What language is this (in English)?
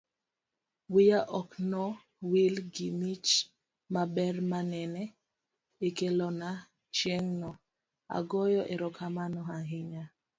Luo (Kenya and Tanzania)